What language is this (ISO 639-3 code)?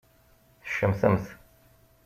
kab